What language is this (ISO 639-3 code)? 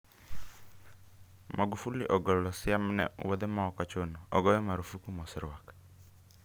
luo